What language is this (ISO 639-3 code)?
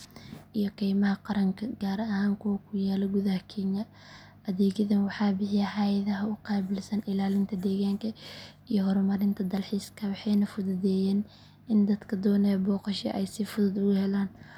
som